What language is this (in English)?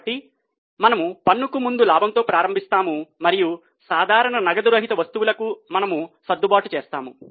Telugu